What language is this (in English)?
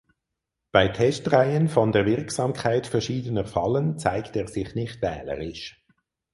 German